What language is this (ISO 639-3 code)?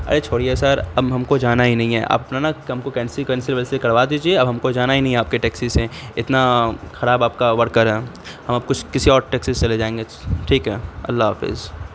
urd